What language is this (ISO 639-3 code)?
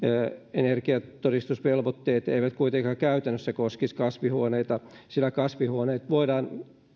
fin